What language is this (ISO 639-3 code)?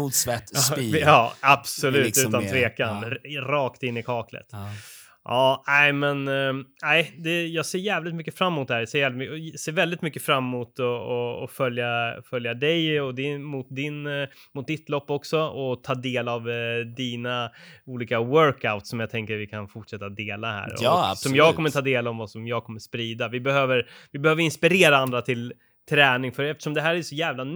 swe